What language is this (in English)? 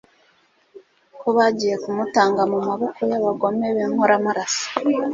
Kinyarwanda